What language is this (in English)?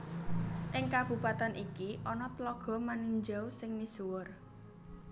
Javanese